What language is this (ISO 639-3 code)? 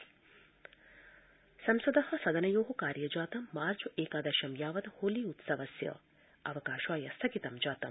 san